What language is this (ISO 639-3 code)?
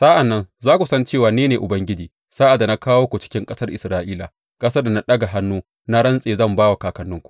hau